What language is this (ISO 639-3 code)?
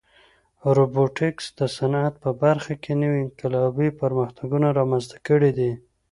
pus